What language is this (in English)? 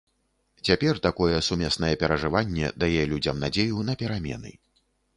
Belarusian